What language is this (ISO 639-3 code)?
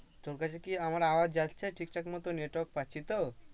ben